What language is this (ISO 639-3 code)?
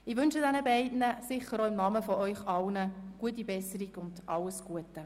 gsw